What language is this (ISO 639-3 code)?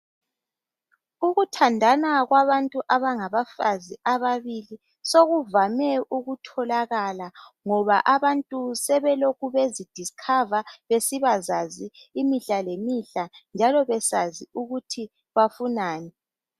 nde